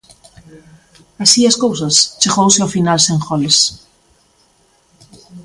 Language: Galician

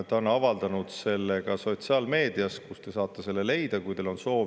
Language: Estonian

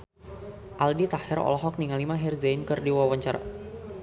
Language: Sundanese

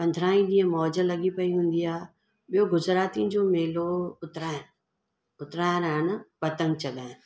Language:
Sindhi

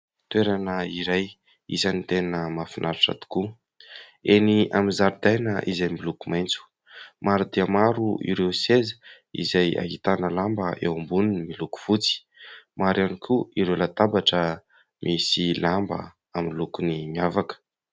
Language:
Malagasy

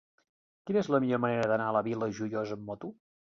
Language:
Catalan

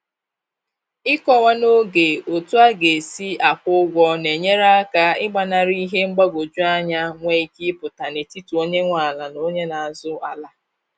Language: Igbo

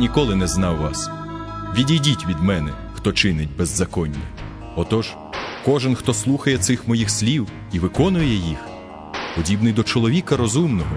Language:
Ukrainian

